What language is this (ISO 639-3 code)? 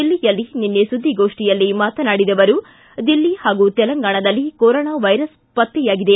kan